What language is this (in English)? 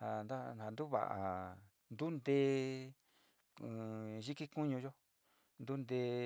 Sinicahua Mixtec